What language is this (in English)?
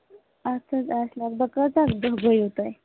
Kashmiri